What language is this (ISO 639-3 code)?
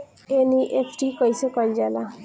bho